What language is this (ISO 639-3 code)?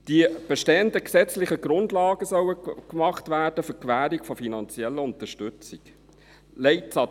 gsw